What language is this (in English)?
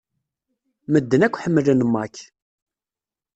Kabyle